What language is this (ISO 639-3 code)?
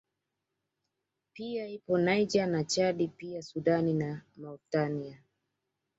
swa